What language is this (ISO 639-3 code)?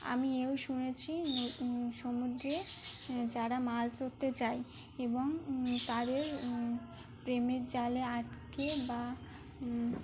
ben